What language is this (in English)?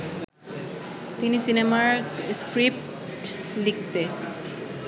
Bangla